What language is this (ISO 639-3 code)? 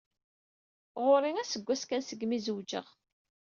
kab